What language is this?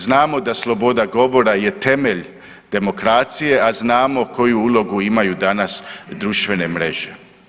Croatian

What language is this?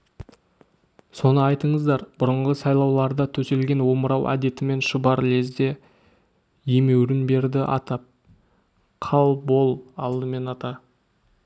Kazakh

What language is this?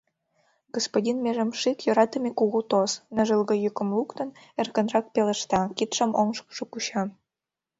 Mari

